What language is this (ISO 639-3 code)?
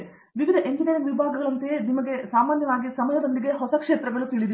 kan